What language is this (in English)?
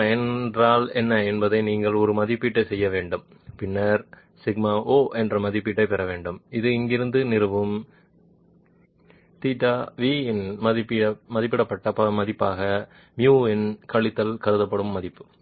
Tamil